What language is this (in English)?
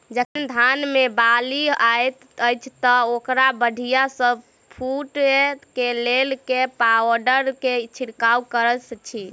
Maithili